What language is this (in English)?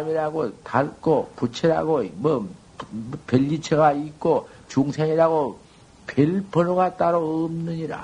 Korean